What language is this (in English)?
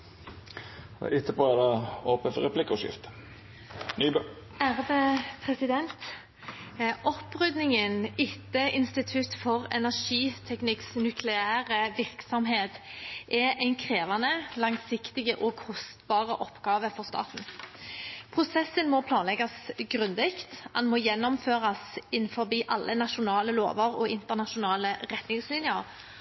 Norwegian Bokmål